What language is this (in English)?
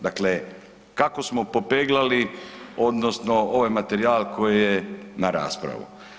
Croatian